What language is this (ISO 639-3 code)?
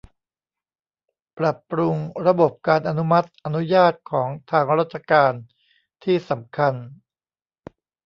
tha